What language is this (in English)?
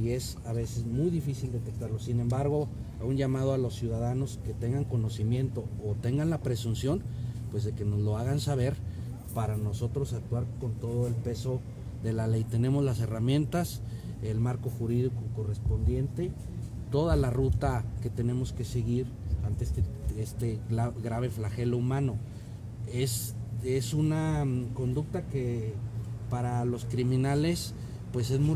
Spanish